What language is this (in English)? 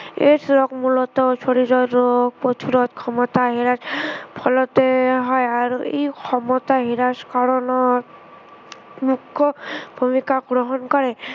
Assamese